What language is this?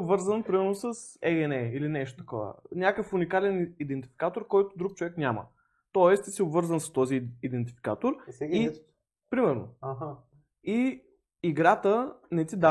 Bulgarian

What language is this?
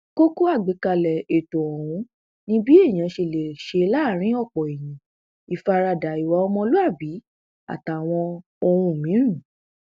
Yoruba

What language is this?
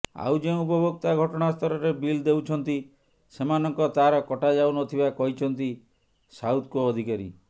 Odia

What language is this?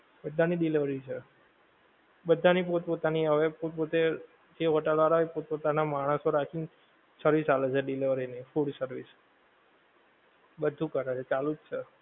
Gujarati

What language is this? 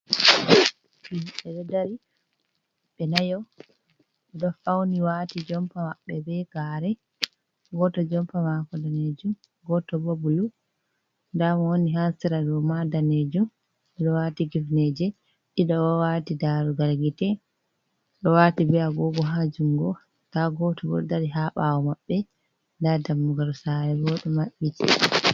Fula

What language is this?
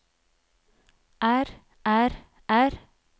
Norwegian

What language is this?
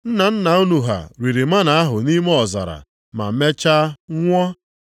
Igbo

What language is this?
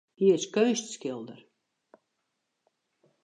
Western Frisian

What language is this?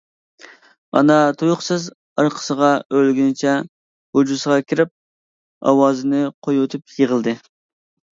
Uyghur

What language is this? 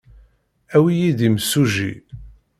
Kabyle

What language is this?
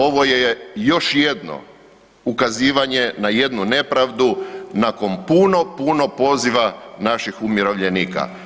Croatian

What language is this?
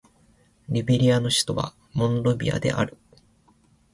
Japanese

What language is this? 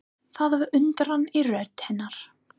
Icelandic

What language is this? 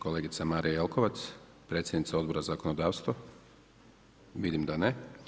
Croatian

